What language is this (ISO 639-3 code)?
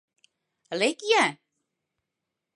chm